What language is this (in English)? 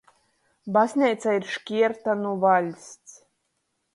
Latgalian